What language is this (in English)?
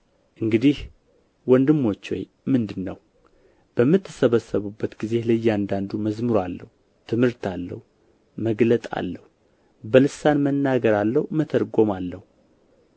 Amharic